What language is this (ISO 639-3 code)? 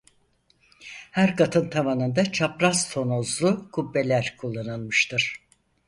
tur